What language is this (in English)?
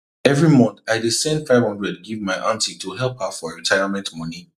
Nigerian Pidgin